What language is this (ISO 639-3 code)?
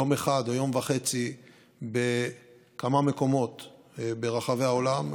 heb